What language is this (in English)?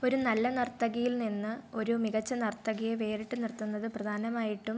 Malayalam